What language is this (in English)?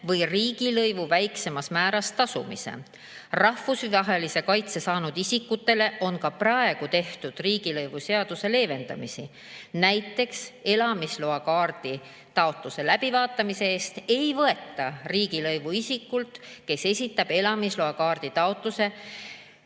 Estonian